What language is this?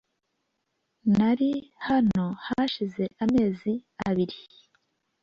Kinyarwanda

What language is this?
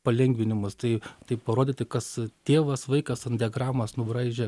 Lithuanian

